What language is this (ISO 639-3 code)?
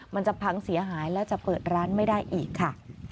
tha